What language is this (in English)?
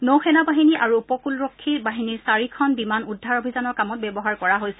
Assamese